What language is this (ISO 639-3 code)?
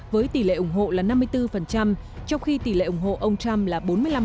vie